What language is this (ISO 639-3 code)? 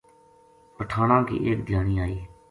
gju